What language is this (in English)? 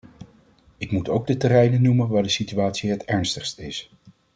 Dutch